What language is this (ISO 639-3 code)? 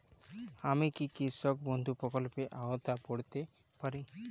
ben